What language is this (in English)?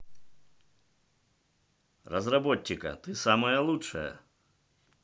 Russian